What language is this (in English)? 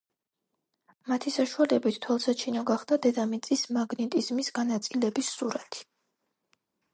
Georgian